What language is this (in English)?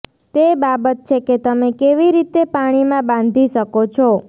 Gujarati